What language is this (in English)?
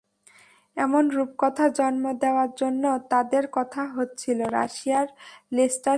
Bangla